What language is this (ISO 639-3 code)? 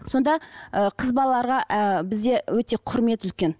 kaz